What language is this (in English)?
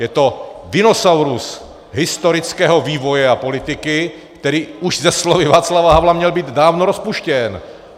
Czech